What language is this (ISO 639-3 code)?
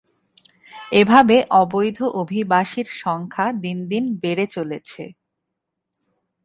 ben